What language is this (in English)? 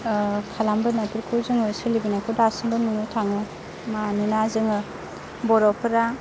Bodo